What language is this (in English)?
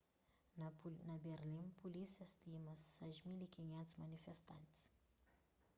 Kabuverdianu